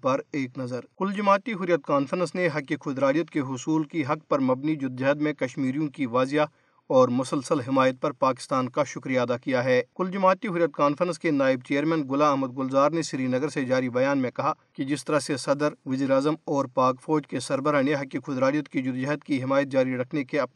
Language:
Urdu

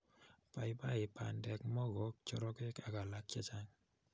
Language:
Kalenjin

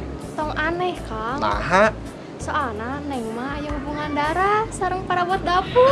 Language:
Indonesian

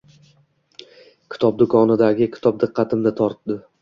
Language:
Uzbek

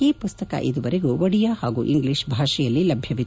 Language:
Kannada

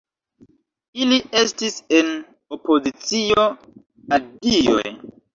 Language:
Esperanto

